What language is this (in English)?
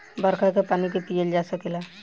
Bhojpuri